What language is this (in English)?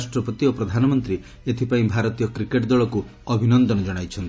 Odia